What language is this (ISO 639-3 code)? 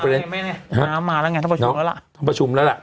tha